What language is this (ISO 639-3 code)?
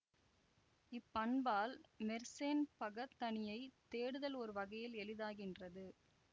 tam